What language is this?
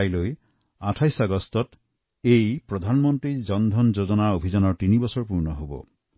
Assamese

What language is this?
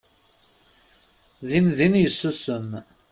Kabyle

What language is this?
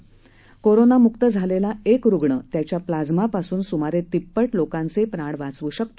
Marathi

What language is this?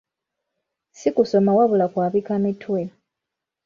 Ganda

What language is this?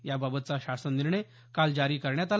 Marathi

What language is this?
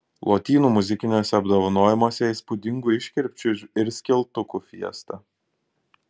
Lithuanian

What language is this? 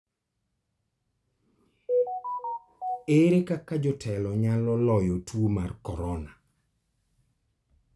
Luo (Kenya and Tanzania)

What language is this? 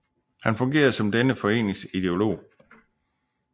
Danish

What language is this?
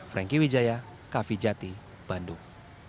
Indonesian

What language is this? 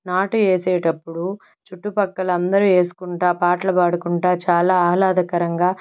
Telugu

